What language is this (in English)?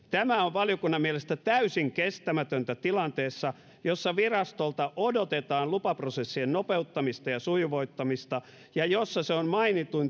Finnish